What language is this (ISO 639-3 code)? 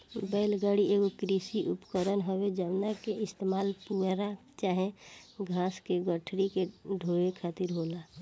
bho